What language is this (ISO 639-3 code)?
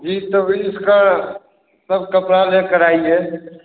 hin